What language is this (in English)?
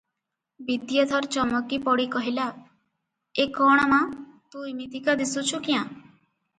Odia